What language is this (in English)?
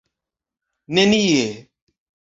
Esperanto